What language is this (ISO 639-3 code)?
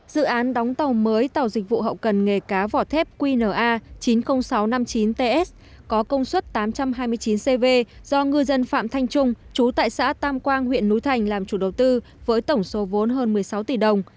vie